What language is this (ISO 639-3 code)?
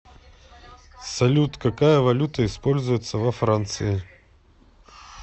rus